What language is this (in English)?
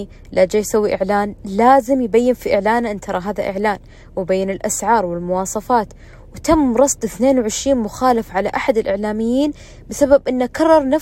Arabic